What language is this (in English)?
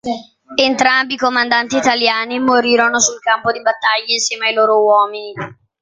Italian